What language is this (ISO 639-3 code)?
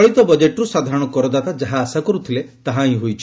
ori